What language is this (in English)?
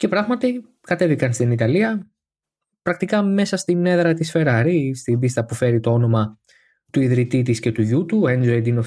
Greek